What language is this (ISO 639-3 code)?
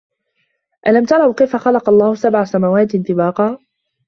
ara